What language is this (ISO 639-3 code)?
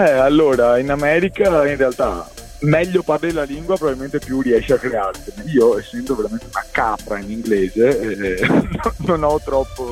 ita